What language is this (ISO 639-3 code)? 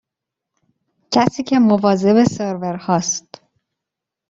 fas